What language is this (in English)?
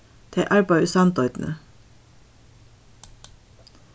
Faroese